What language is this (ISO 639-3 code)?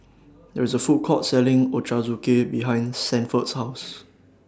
eng